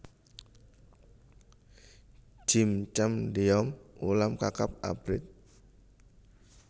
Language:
Javanese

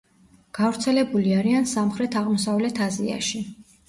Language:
Georgian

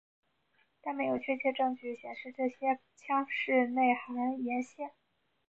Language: Chinese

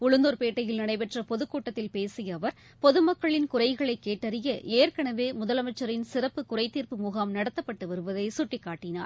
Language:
Tamil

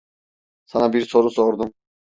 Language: Turkish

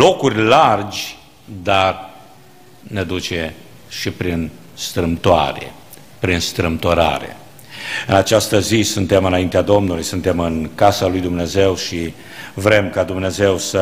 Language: Romanian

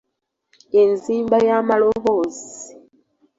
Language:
Ganda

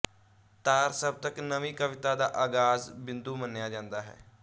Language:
Punjabi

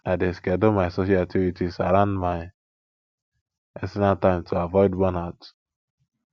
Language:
Nigerian Pidgin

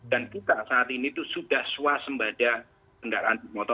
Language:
Indonesian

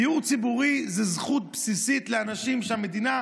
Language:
Hebrew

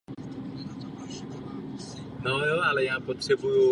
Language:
Czech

